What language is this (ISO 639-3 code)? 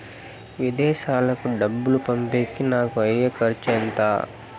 tel